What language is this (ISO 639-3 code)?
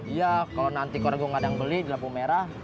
ind